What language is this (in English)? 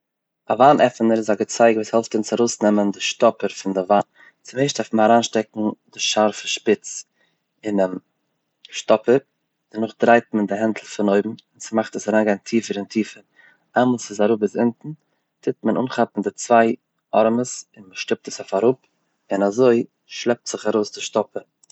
Yiddish